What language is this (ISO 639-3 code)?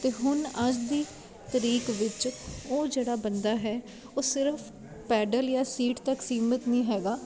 pan